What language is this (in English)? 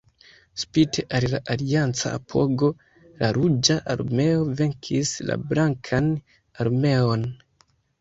Esperanto